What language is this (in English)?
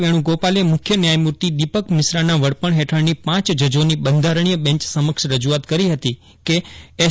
Gujarati